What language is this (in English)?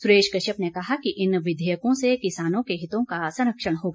Hindi